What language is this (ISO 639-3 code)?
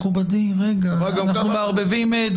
heb